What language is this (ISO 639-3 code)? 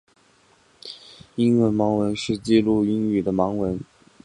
zho